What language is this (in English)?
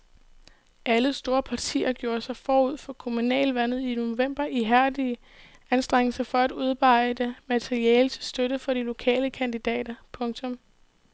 Danish